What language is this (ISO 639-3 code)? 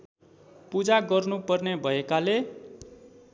nep